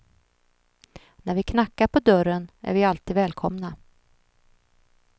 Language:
Swedish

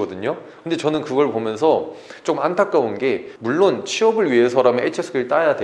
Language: Korean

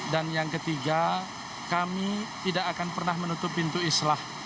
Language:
Indonesian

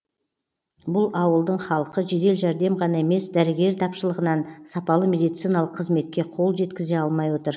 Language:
Kazakh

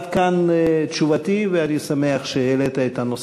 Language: Hebrew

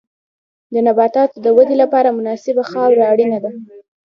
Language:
Pashto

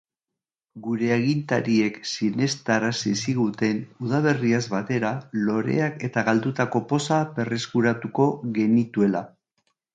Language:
Basque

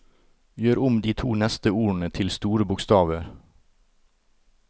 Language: Norwegian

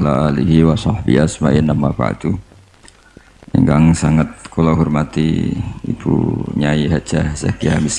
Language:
Indonesian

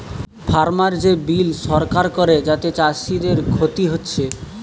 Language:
Bangla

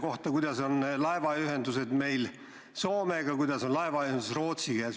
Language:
Estonian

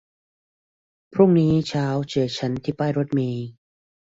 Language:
Thai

